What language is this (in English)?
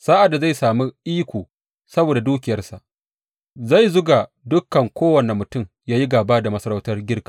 Hausa